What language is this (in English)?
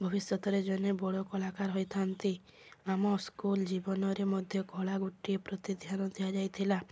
Odia